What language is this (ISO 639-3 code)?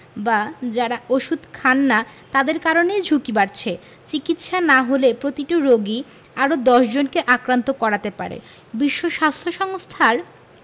ben